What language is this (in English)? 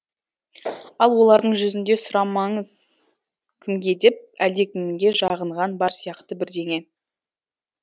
Kazakh